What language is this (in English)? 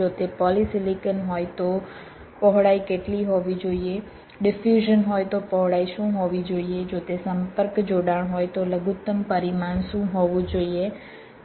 Gujarati